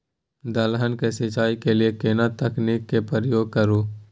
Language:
Maithili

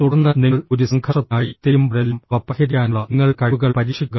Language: Malayalam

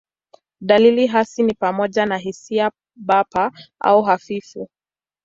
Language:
Swahili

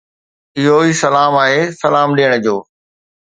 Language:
Sindhi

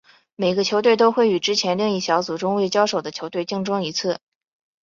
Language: Chinese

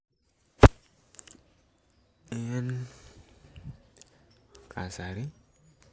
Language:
Kalenjin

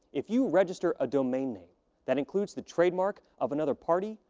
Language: English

